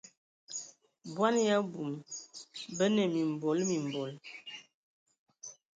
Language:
Ewondo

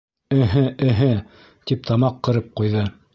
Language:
Bashkir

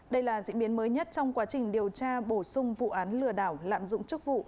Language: Vietnamese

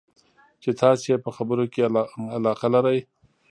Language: Pashto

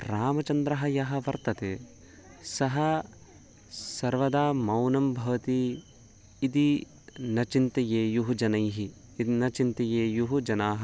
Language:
Sanskrit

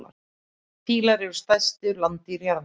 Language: Icelandic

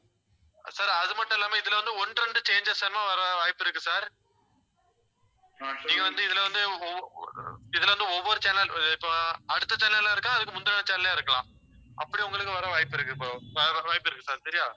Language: Tamil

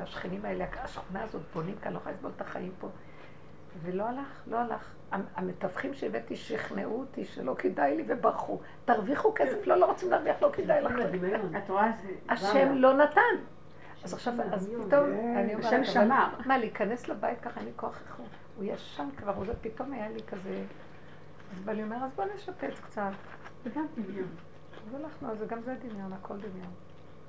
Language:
Hebrew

